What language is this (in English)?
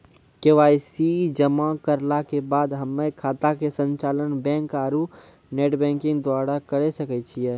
Maithili